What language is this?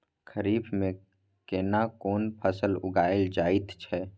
Maithili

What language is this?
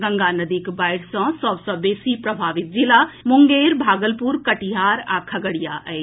Maithili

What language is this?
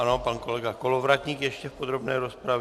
Czech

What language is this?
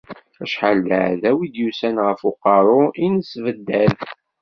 Kabyle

